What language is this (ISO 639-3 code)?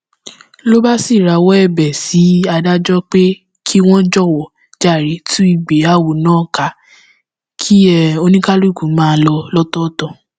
yor